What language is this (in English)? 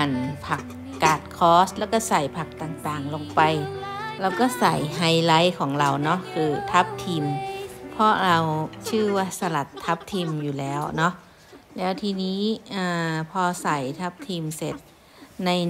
Thai